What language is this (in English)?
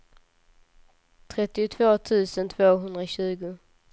Swedish